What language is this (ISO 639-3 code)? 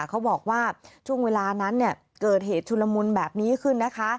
tha